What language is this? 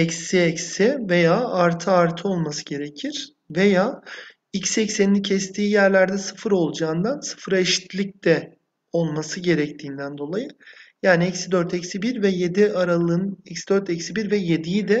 Turkish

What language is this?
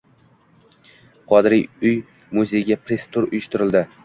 Uzbek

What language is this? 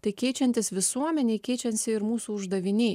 Lithuanian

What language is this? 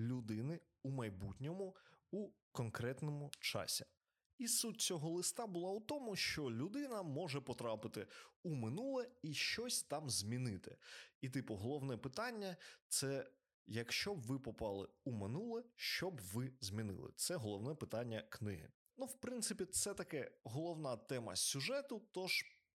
Ukrainian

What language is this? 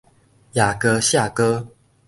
Min Nan Chinese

